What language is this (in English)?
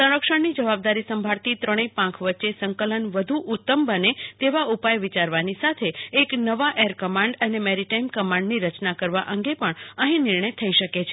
Gujarati